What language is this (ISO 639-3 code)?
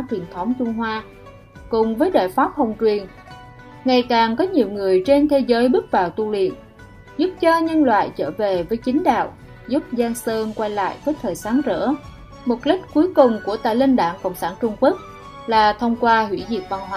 vie